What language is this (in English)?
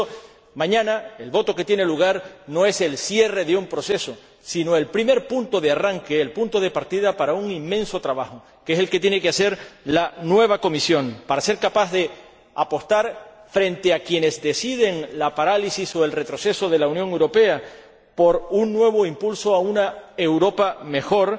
Spanish